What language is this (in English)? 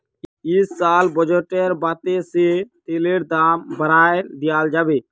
Magahi